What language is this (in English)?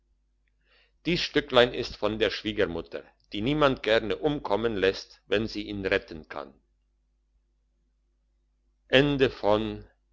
German